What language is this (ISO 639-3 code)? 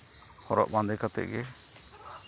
sat